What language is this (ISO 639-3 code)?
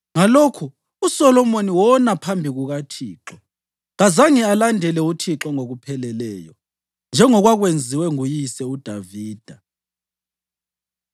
nde